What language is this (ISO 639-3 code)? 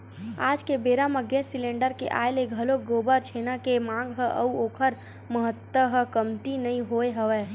hne